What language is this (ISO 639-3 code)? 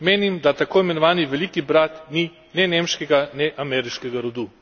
slv